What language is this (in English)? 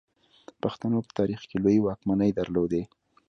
Pashto